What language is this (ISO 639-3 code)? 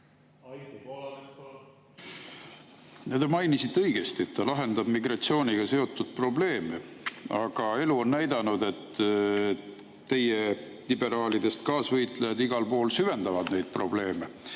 est